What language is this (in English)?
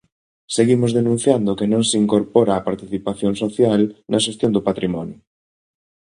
Galician